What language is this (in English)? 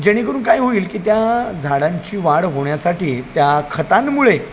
Marathi